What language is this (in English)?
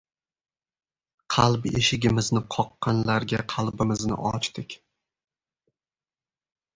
Uzbek